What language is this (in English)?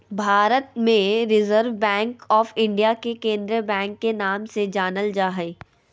Magahi